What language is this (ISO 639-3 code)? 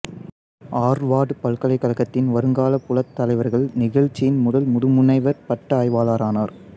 tam